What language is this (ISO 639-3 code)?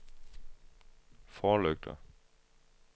dan